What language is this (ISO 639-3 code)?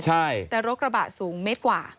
tha